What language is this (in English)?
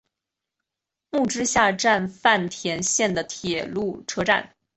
Chinese